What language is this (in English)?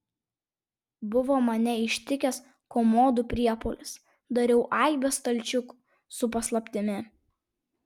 Lithuanian